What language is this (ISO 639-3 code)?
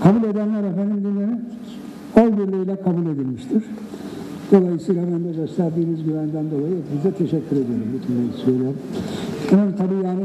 tur